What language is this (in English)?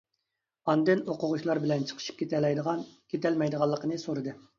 Uyghur